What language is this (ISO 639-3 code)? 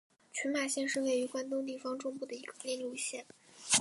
zho